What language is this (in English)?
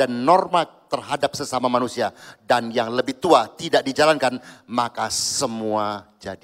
Indonesian